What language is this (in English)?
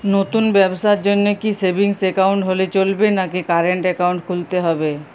Bangla